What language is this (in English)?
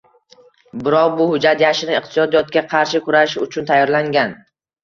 Uzbek